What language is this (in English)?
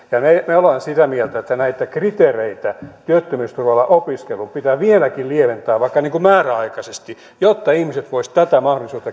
Finnish